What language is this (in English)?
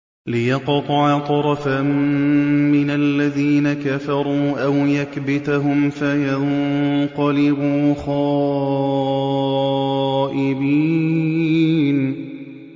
Arabic